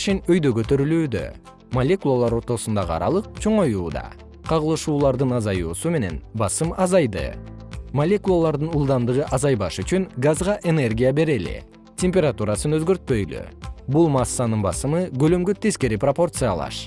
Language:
Kyrgyz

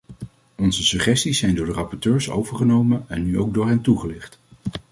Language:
Dutch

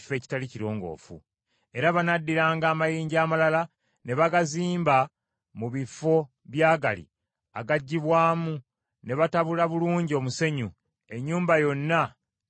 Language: Ganda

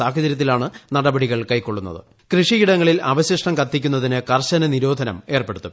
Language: Malayalam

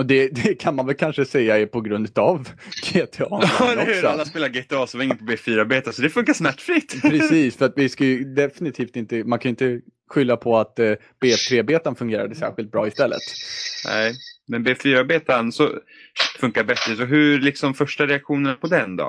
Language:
Swedish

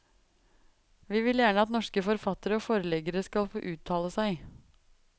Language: Norwegian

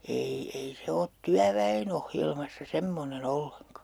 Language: Finnish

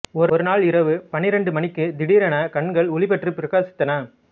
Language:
Tamil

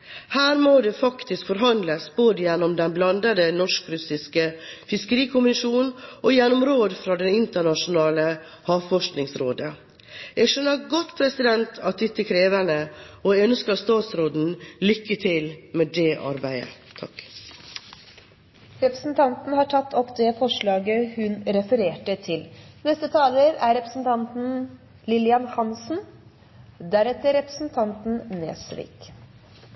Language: Norwegian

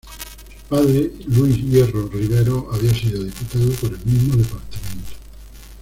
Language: Spanish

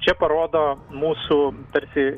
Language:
Lithuanian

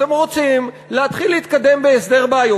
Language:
Hebrew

